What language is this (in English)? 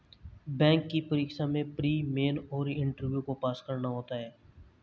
Hindi